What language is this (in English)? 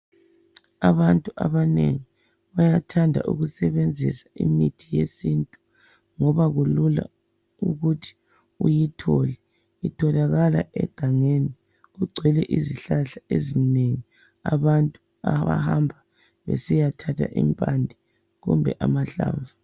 North Ndebele